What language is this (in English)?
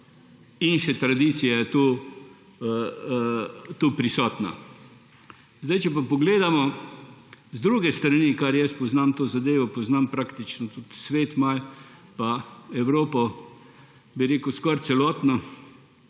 Slovenian